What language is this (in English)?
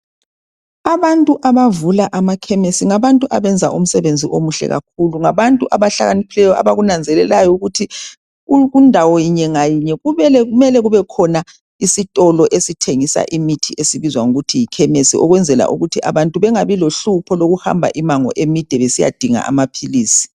North Ndebele